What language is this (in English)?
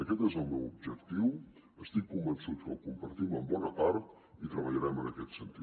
Catalan